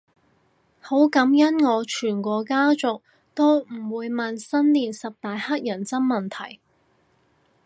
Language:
Cantonese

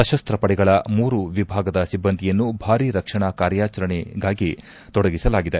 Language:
Kannada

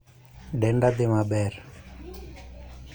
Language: Luo (Kenya and Tanzania)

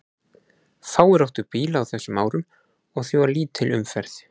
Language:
Icelandic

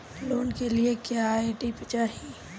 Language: Bhojpuri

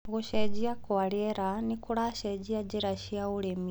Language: Kikuyu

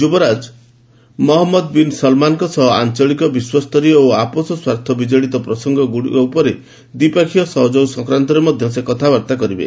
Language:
Odia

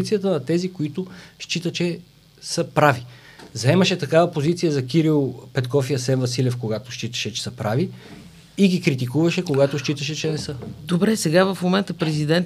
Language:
Bulgarian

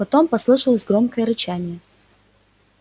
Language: Russian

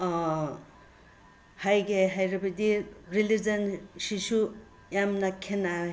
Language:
Manipuri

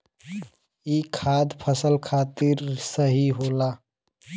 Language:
Bhojpuri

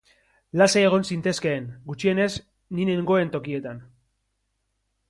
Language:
Basque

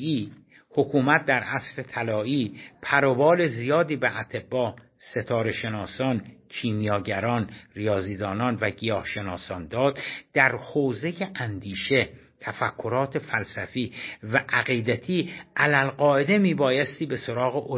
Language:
Persian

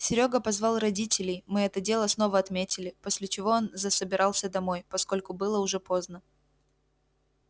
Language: Russian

